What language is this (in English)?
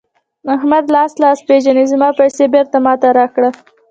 Pashto